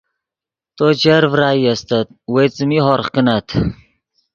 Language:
Yidgha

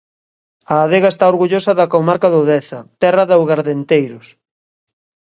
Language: Galician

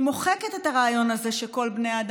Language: Hebrew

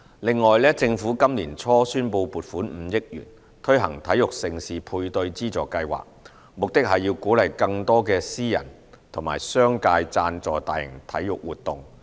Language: Cantonese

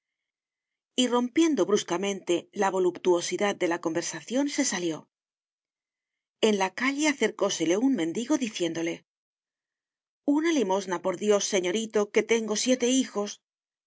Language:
Spanish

